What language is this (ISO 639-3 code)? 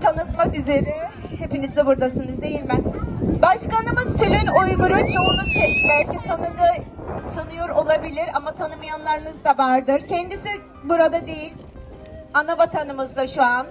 tur